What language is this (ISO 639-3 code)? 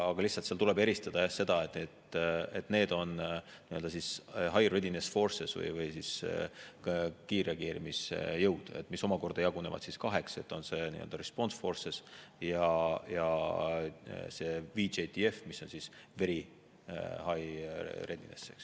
est